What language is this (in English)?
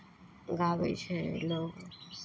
Maithili